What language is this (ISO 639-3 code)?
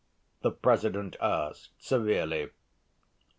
eng